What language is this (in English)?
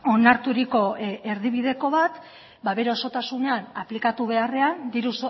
Basque